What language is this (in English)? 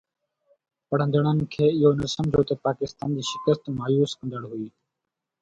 Sindhi